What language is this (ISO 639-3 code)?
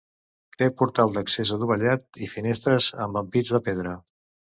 cat